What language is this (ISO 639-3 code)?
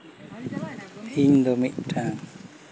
sat